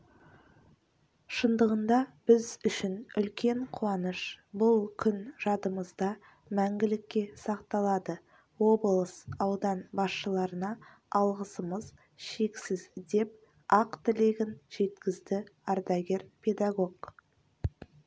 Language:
Kazakh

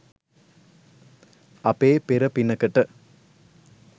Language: Sinhala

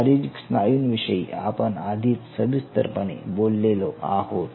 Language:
Marathi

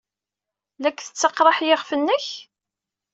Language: Kabyle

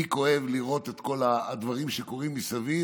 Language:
Hebrew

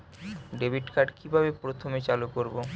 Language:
Bangla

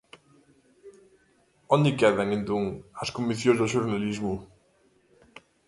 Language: Galician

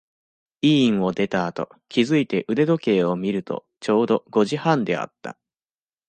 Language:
Japanese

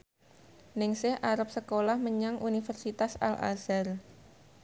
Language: Javanese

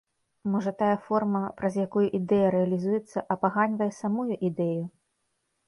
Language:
Belarusian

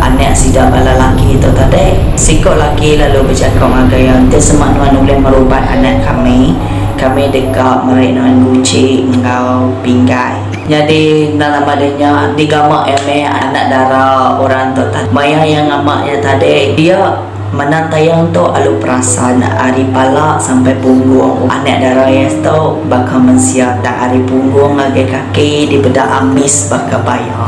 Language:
Malay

